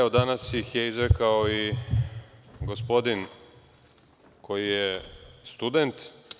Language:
Serbian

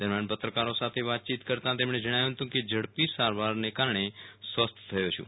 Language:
Gujarati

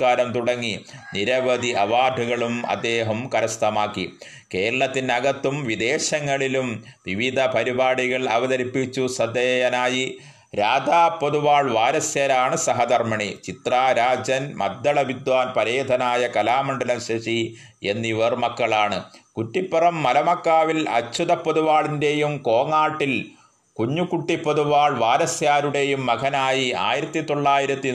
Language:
Malayalam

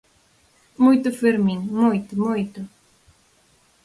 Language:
Galician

